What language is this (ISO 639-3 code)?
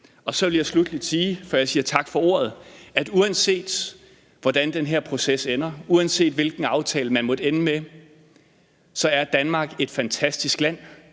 dan